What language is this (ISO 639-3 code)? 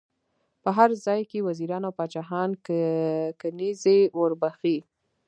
pus